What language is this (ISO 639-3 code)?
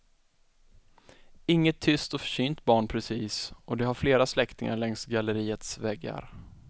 swe